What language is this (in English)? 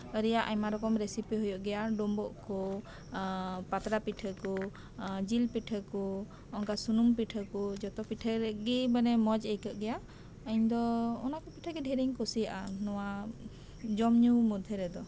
Santali